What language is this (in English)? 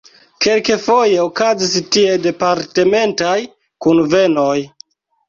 Esperanto